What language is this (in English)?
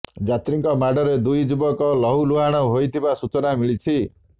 Odia